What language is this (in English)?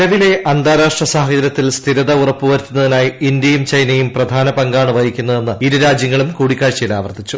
Malayalam